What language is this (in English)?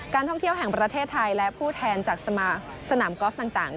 Thai